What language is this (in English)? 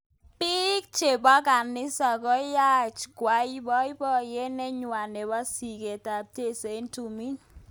Kalenjin